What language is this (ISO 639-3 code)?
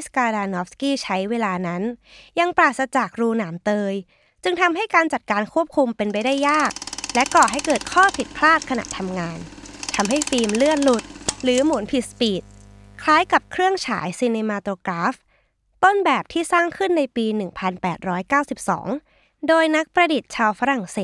tha